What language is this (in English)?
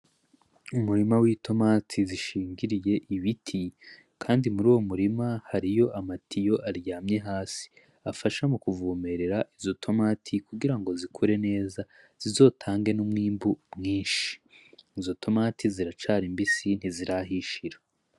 Rundi